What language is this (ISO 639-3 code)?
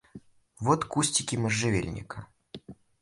rus